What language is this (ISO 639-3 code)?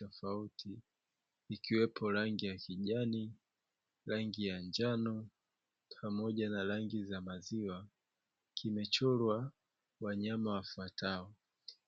swa